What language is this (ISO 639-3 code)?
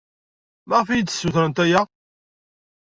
kab